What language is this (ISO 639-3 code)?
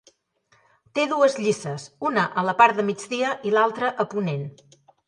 cat